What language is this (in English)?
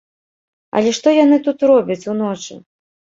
Belarusian